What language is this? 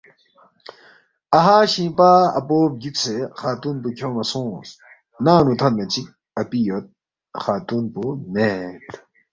Balti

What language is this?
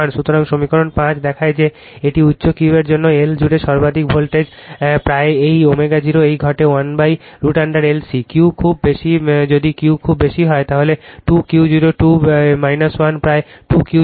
Bangla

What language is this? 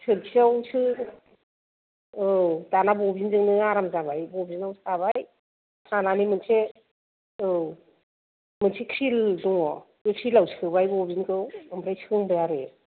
Bodo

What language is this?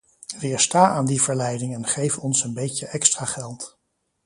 Dutch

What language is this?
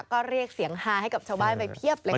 Thai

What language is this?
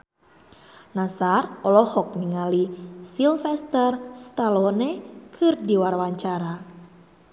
Sundanese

